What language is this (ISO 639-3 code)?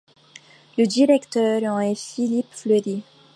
fra